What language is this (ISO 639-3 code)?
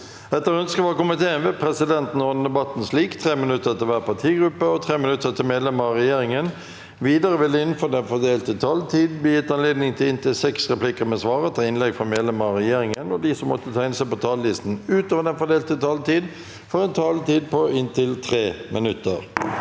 nor